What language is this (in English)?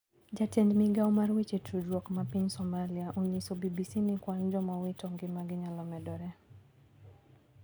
Luo (Kenya and Tanzania)